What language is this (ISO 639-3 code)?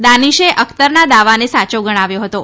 guj